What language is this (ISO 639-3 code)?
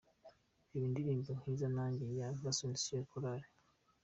kin